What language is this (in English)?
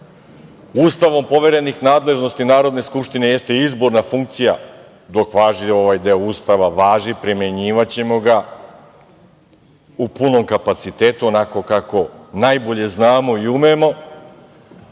Serbian